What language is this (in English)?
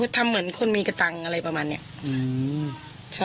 Thai